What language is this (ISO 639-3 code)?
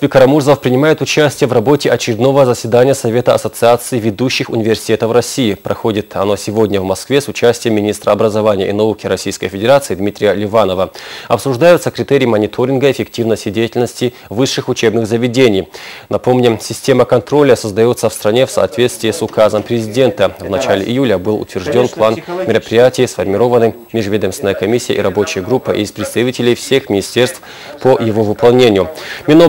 rus